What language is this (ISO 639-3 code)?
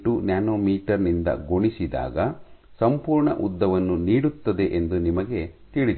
kan